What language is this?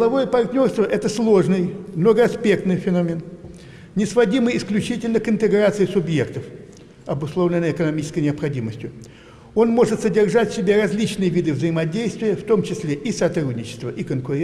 Russian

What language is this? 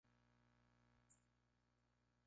Spanish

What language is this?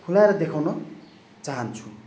Nepali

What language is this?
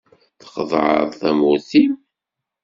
Kabyle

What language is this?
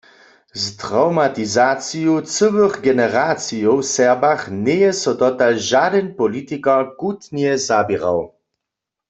Upper Sorbian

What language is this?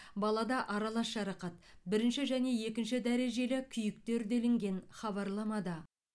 Kazakh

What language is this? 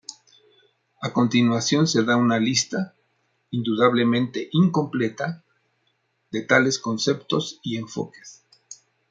Spanish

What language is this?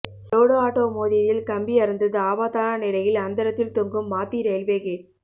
Tamil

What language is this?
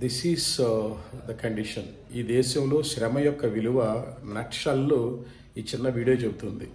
Telugu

